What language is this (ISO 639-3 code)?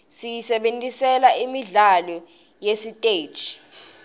ssw